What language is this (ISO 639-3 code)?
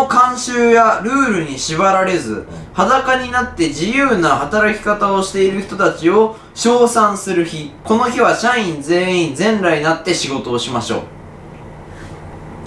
jpn